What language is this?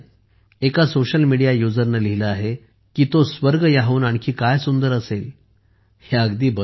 Marathi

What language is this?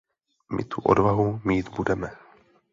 Czech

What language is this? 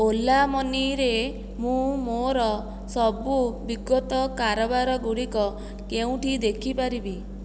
Odia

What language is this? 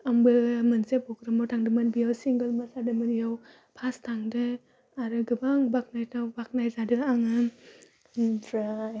Bodo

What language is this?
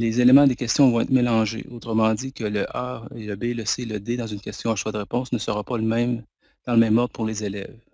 French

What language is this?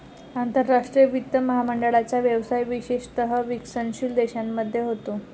Marathi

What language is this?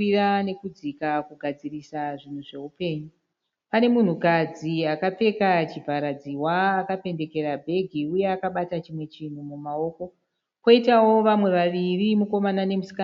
Shona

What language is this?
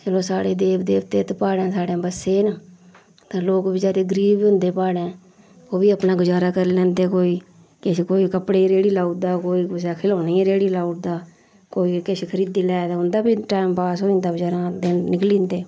Dogri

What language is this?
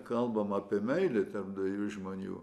Lithuanian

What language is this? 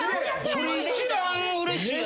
Japanese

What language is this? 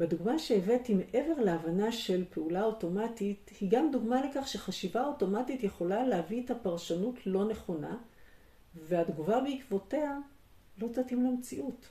Hebrew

